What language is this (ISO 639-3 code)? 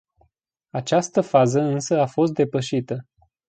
ron